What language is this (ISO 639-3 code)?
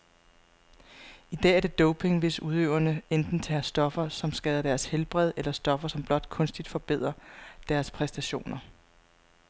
dan